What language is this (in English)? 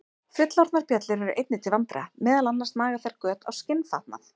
Icelandic